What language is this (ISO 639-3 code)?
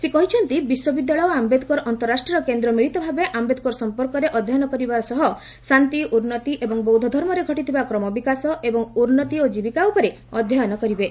ori